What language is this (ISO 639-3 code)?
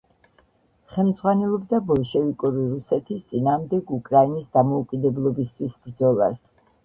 kat